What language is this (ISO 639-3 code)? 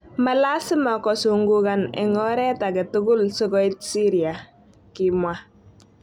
kln